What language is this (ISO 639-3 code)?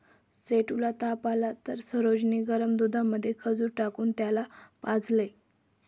mar